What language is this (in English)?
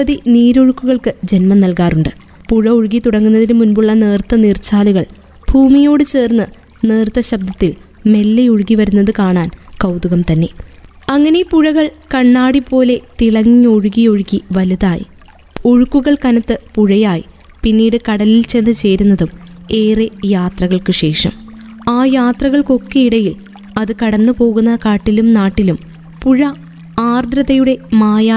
Malayalam